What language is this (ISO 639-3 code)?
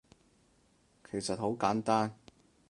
yue